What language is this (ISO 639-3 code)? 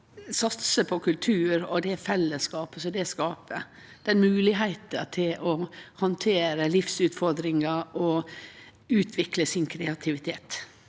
nor